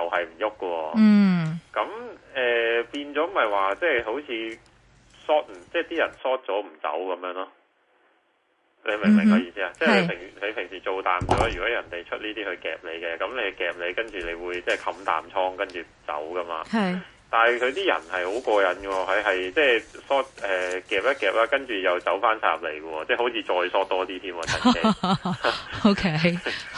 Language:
Chinese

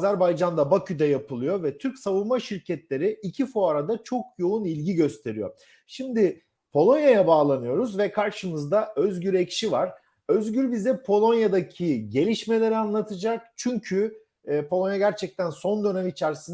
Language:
Turkish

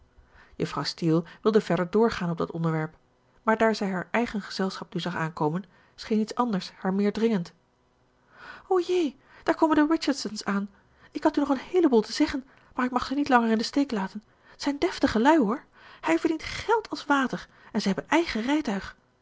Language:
Dutch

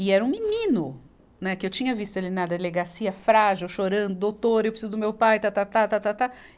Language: Portuguese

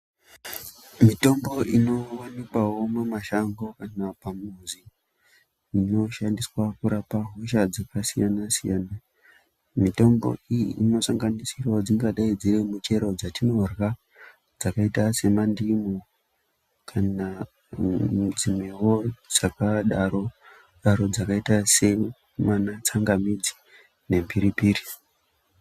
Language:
Ndau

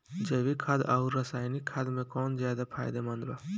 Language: Bhojpuri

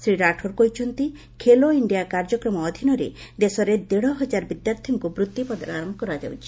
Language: Odia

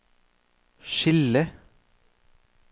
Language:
Norwegian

